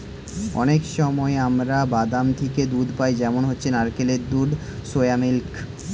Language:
Bangla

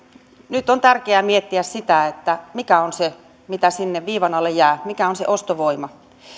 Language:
Finnish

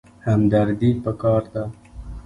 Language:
Pashto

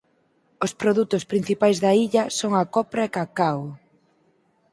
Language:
Galician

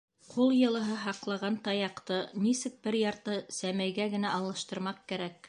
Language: Bashkir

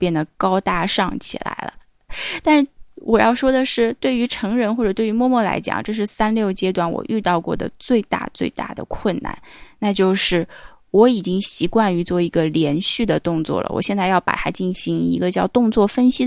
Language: Chinese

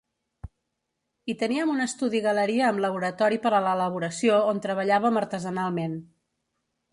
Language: Catalan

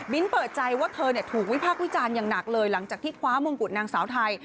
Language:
Thai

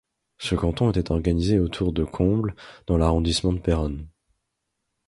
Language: French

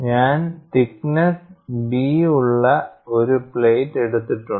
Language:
Malayalam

